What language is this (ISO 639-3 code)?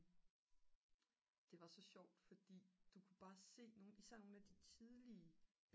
dan